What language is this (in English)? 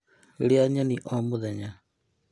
Kikuyu